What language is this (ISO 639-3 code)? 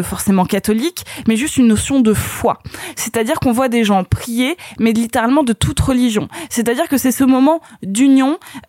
fra